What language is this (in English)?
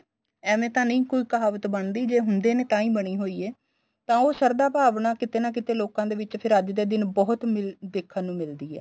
Punjabi